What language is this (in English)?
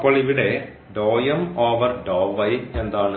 Malayalam